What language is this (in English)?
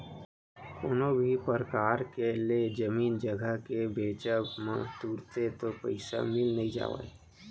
Chhattisgarhi